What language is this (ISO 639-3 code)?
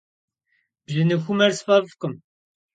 kbd